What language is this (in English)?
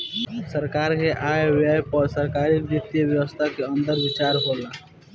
Bhojpuri